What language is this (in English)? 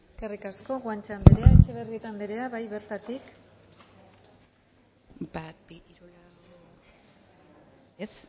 Basque